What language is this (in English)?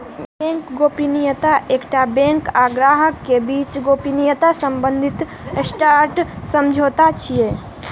Maithili